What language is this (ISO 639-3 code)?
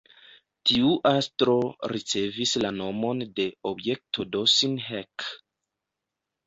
epo